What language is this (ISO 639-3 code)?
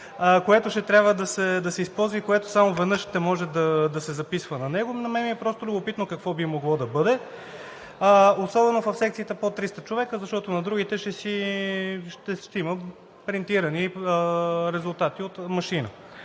bul